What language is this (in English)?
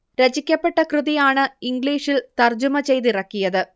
Malayalam